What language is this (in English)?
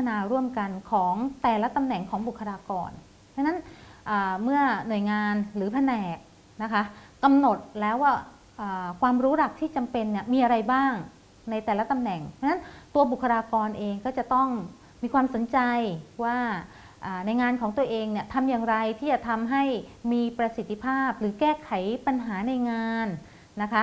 Thai